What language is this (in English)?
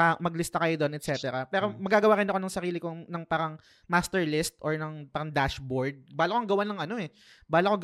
Filipino